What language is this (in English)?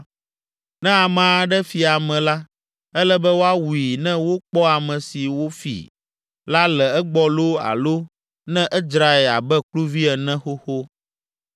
Ewe